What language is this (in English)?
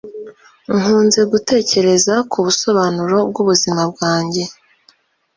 Kinyarwanda